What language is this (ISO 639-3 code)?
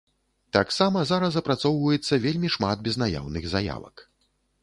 bel